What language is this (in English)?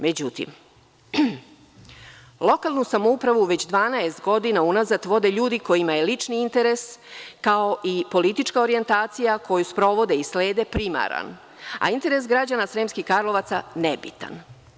Serbian